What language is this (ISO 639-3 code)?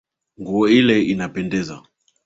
swa